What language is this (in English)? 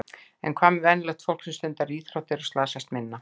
Icelandic